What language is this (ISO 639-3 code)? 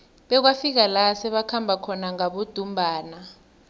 nbl